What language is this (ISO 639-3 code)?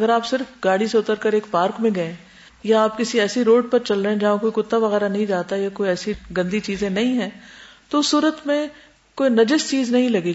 urd